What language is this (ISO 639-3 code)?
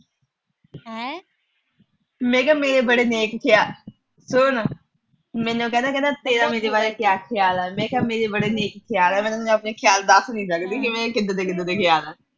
pan